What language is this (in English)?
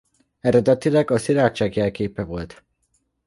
Hungarian